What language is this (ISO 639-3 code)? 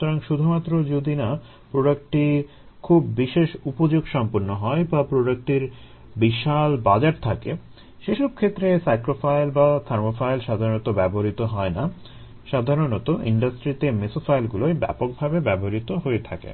ben